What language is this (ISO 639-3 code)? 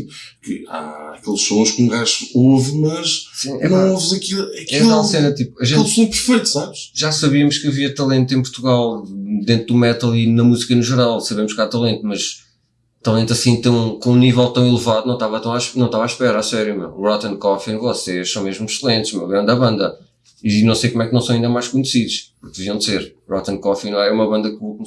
por